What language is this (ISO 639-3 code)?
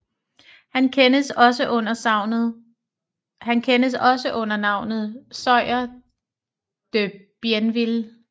dan